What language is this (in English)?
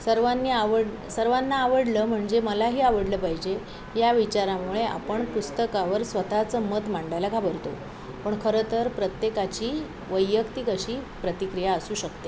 Marathi